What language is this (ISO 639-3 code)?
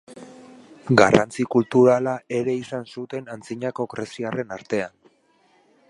eus